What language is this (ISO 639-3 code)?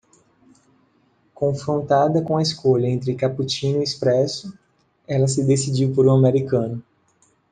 por